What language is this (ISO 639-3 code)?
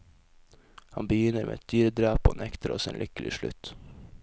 nor